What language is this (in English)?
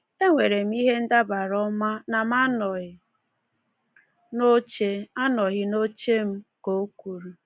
Igbo